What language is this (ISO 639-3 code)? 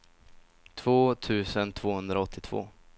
swe